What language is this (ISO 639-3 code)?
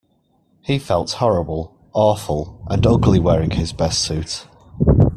eng